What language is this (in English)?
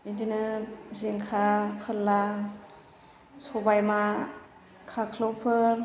Bodo